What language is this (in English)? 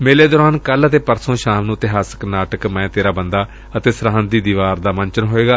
Punjabi